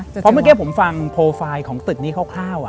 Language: Thai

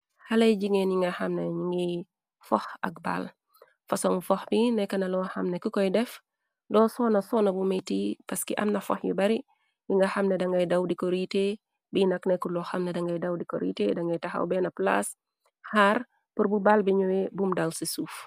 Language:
Wolof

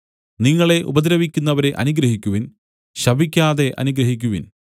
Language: Malayalam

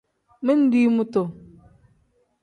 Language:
Tem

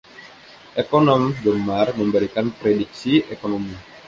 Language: Indonesian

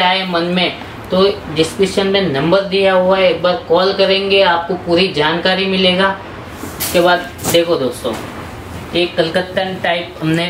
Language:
Hindi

